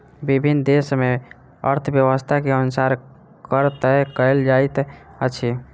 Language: Maithili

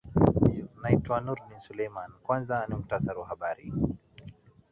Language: Swahili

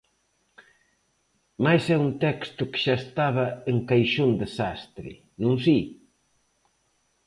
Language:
Galician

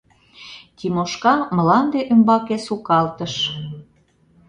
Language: Mari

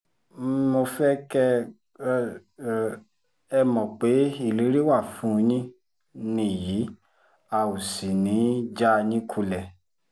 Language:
Yoruba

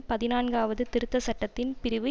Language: Tamil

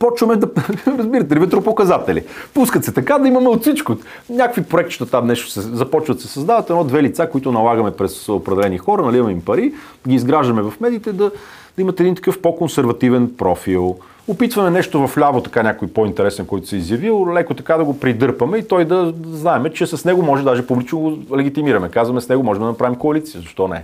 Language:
Bulgarian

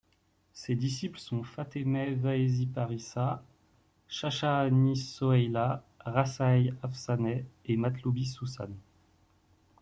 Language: French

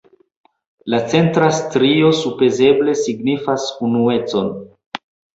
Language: Esperanto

